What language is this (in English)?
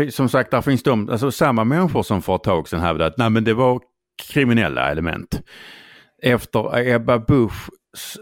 Swedish